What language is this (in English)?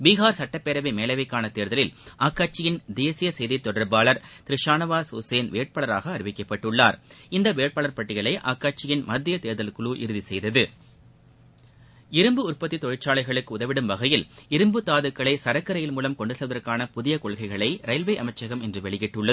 Tamil